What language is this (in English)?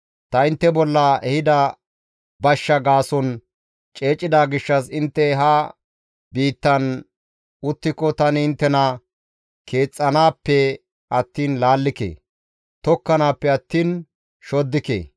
Gamo